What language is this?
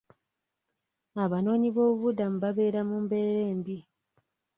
Ganda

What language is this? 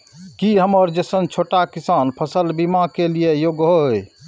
Maithili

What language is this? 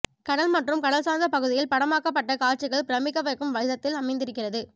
Tamil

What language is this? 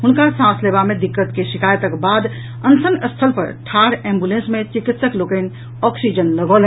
Maithili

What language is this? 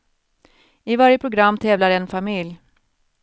Swedish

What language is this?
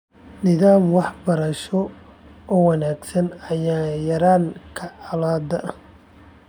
Somali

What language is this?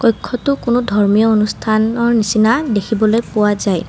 Assamese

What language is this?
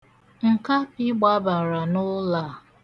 Igbo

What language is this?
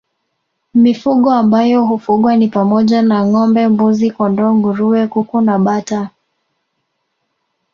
Swahili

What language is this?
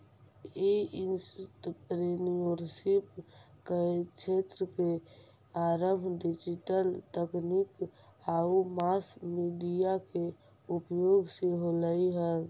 Magahi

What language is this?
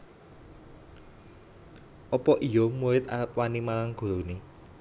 Javanese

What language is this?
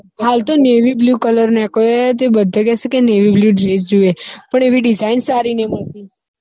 Gujarati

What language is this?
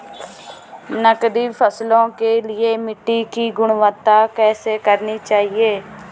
Hindi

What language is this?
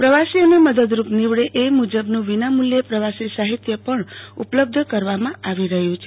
Gujarati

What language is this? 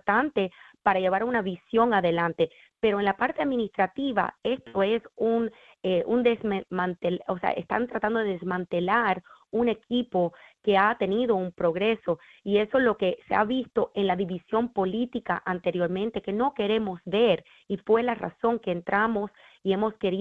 Spanish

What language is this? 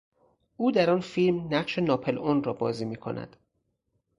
Persian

